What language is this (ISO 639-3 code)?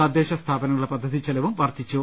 mal